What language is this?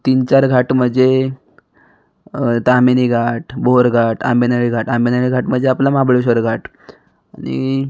Marathi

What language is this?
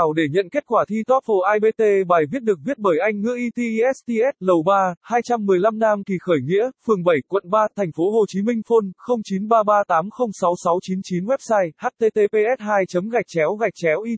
Vietnamese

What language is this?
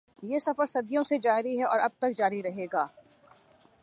Urdu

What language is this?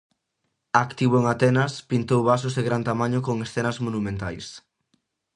Galician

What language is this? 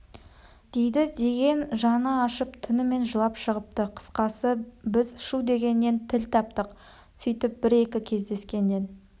Kazakh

